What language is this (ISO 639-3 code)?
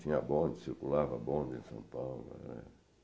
por